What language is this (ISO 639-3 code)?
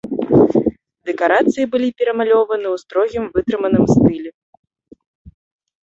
bel